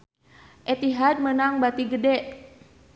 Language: Sundanese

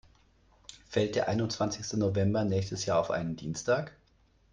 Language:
German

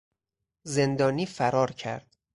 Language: Persian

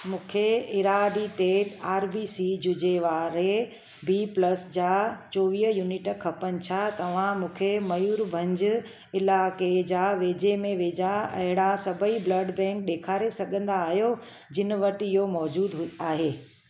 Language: Sindhi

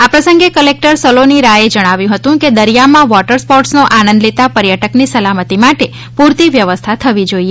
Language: Gujarati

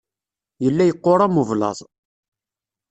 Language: Kabyle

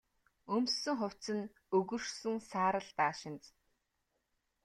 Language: Mongolian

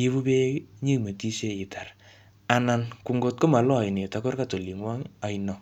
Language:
Kalenjin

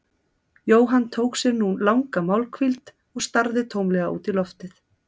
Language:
Icelandic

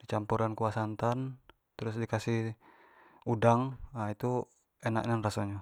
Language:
Jambi Malay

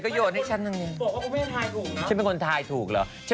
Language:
Thai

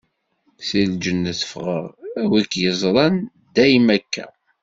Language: Kabyle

